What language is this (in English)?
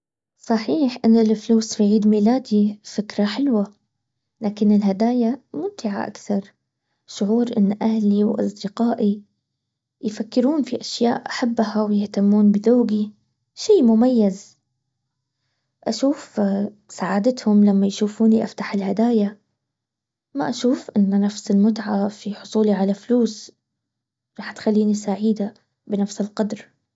Baharna Arabic